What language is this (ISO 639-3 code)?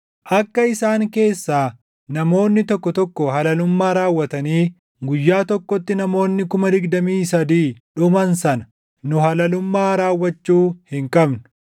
orm